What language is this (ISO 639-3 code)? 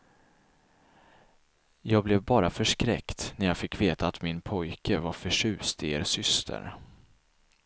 swe